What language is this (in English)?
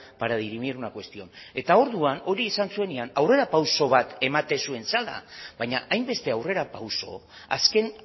Basque